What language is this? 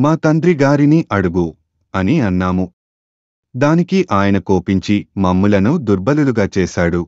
Telugu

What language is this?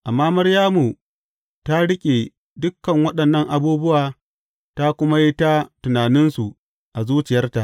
Hausa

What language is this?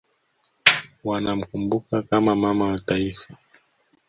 Swahili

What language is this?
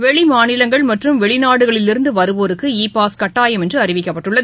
Tamil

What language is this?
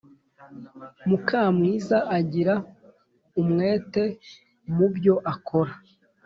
Kinyarwanda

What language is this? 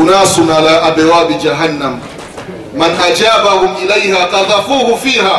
Swahili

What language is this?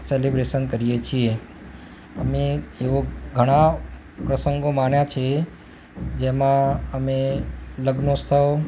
Gujarati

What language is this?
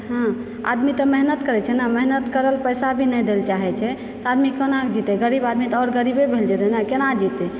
Maithili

